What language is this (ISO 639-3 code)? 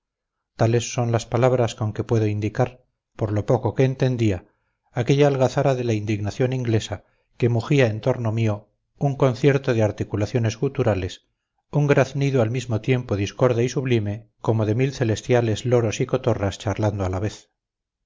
spa